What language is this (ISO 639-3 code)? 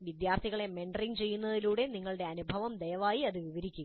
mal